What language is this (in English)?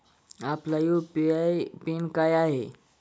Marathi